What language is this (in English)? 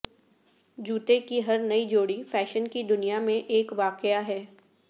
Urdu